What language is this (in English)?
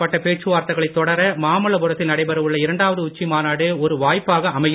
Tamil